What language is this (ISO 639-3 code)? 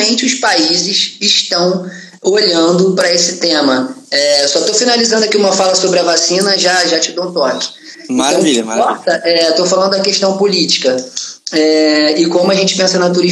por